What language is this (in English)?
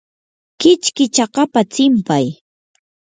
Yanahuanca Pasco Quechua